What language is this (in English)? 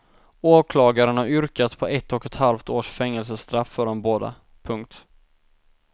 Swedish